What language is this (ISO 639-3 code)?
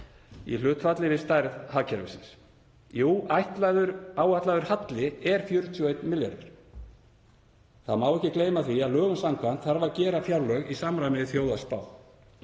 isl